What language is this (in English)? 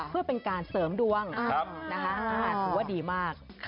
Thai